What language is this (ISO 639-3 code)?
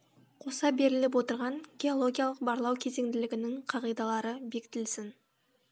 kaz